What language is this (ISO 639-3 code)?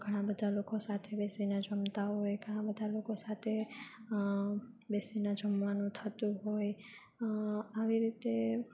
guj